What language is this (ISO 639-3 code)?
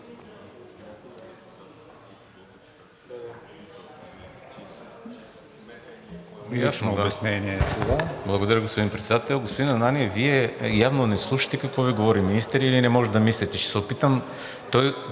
bul